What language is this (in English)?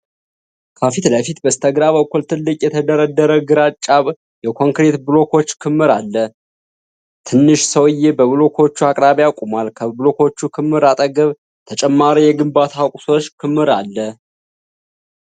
Amharic